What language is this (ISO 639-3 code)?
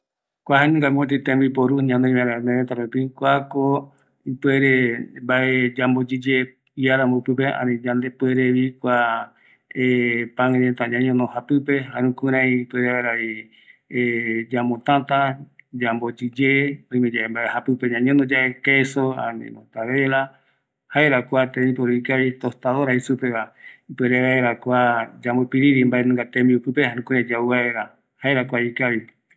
gui